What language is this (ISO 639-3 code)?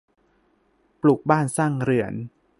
tha